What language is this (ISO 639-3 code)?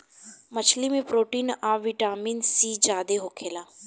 bho